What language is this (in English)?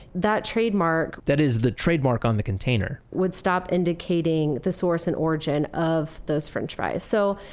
English